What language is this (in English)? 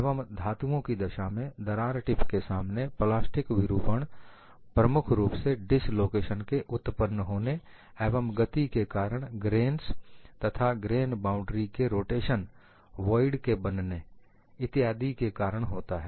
Hindi